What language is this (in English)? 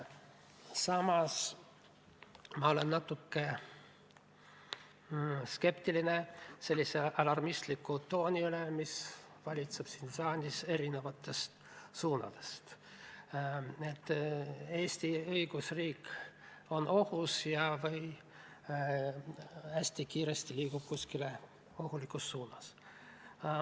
Estonian